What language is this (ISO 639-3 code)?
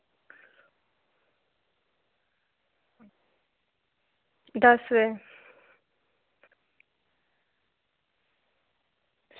doi